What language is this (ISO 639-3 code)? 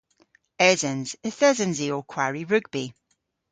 cor